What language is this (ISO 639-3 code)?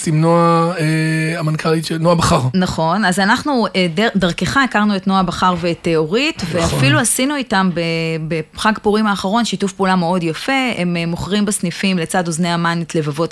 heb